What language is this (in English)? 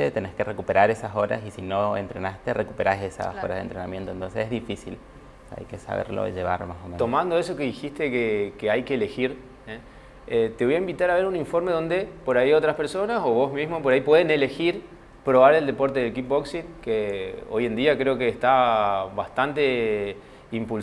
Spanish